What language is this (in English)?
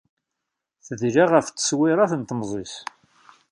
Kabyle